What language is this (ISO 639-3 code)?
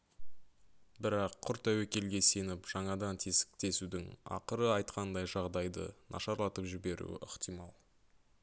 kaz